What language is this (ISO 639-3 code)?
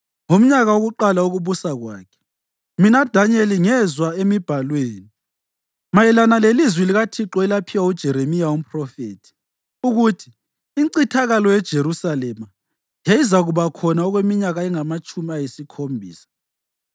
nde